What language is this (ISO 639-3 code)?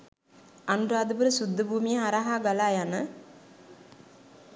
sin